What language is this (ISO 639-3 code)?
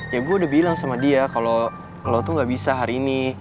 ind